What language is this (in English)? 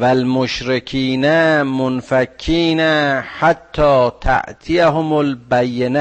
Persian